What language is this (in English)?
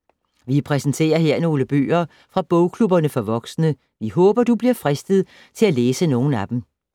Danish